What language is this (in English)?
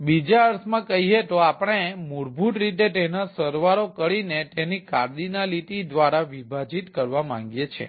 Gujarati